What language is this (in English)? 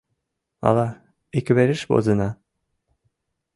Mari